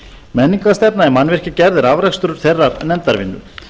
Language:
Icelandic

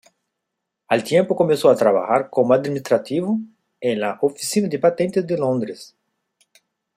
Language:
Spanish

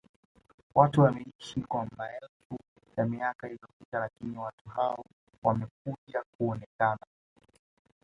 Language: Swahili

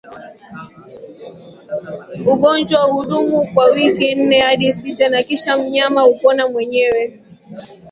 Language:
Swahili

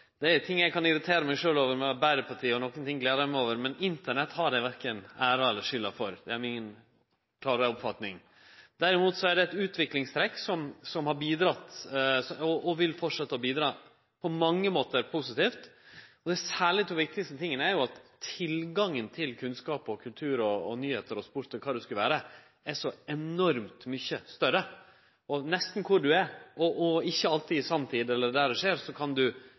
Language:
Norwegian Nynorsk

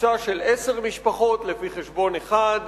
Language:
Hebrew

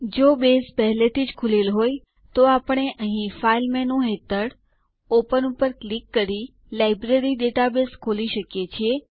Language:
Gujarati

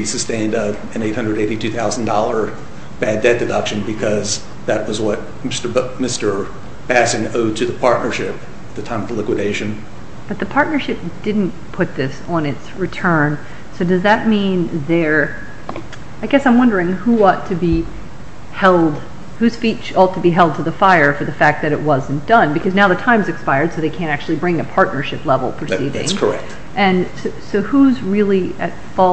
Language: English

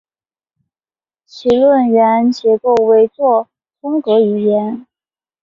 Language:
Chinese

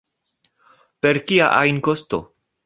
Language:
Esperanto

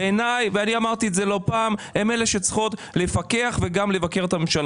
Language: Hebrew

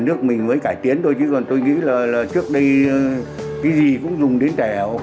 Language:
Vietnamese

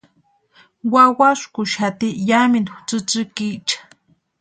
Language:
Western Highland Purepecha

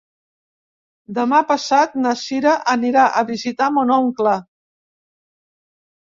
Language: Catalan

